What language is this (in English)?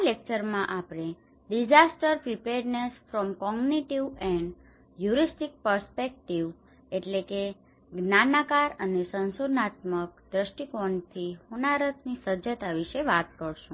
Gujarati